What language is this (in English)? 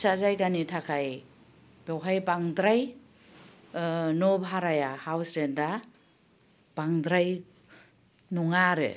Bodo